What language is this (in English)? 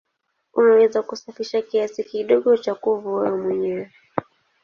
Swahili